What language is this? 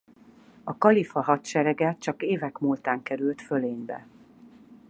Hungarian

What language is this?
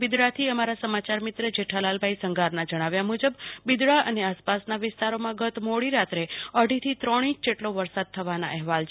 Gujarati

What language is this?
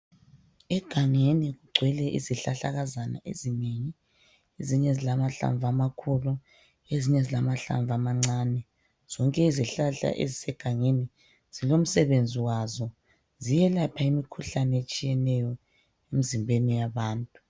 North Ndebele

